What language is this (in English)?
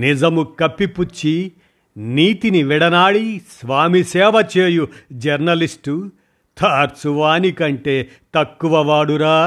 Telugu